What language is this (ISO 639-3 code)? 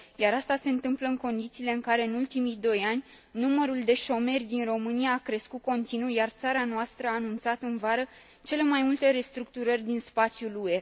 ron